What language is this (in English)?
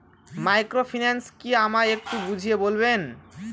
Bangla